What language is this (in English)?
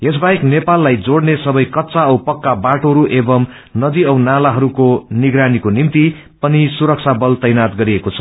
Nepali